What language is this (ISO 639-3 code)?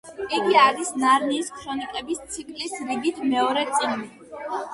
kat